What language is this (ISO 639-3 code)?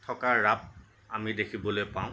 asm